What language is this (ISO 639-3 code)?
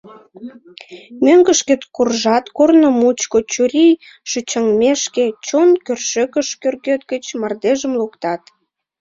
chm